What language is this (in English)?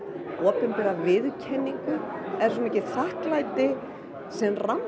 Icelandic